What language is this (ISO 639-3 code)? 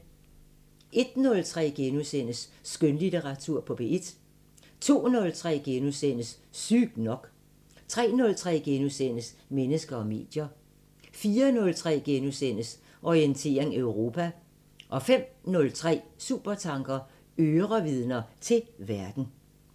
dan